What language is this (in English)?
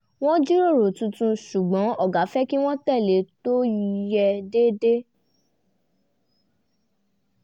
Yoruba